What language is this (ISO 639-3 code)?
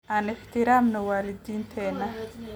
som